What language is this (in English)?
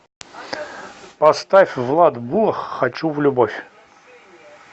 Russian